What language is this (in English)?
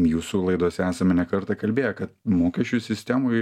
Lithuanian